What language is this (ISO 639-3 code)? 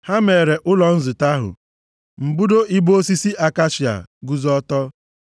ibo